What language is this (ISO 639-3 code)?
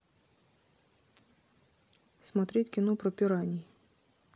rus